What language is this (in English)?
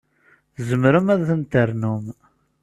Kabyle